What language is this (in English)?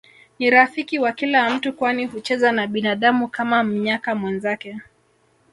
Swahili